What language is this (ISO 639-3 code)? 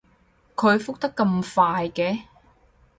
yue